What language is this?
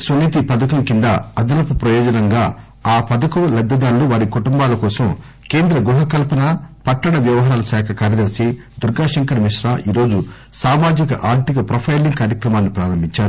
Telugu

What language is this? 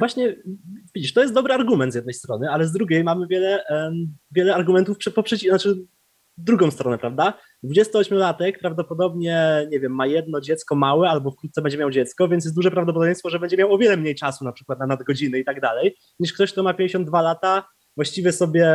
Polish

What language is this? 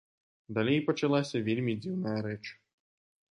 Belarusian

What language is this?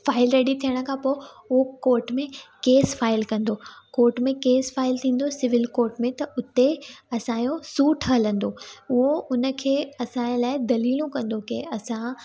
Sindhi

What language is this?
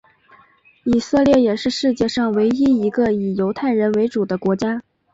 Chinese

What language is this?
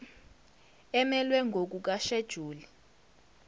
Zulu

